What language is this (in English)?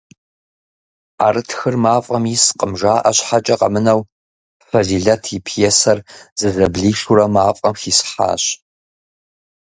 Kabardian